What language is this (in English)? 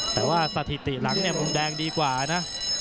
Thai